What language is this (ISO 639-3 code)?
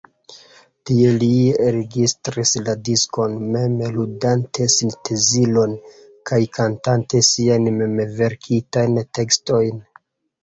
epo